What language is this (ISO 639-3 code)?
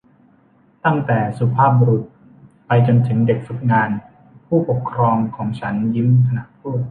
tha